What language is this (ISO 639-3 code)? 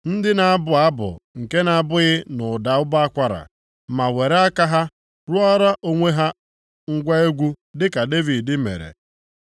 ibo